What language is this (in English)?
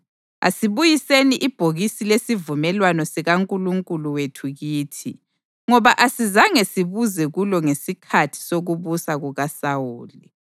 North Ndebele